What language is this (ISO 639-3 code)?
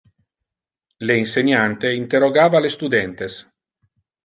ina